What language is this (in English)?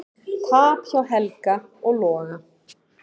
Icelandic